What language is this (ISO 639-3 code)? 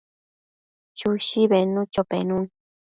mcf